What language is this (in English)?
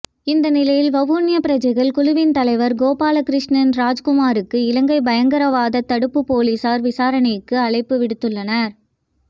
Tamil